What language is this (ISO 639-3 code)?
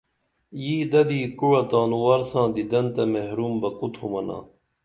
dml